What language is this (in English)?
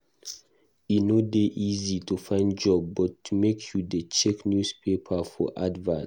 Nigerian Pidgin